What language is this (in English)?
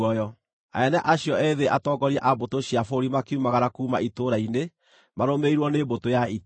Kikuyu